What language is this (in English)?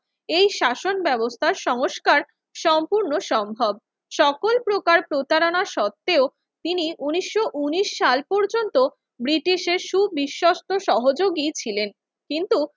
Bangla